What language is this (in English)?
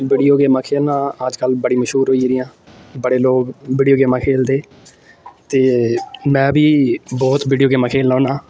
Dogri